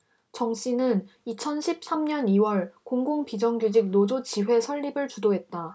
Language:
Korean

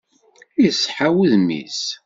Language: Kabyle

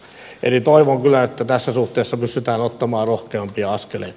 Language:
Finnish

